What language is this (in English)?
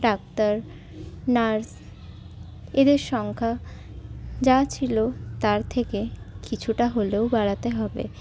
Bangla